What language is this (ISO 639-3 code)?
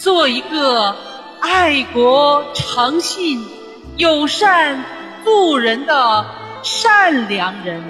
zho